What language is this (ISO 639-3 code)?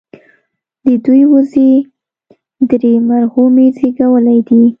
pus